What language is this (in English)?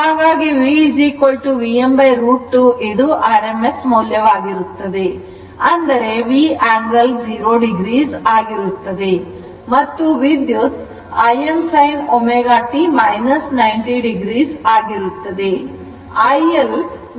Kannada